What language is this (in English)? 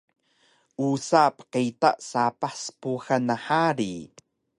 Taroko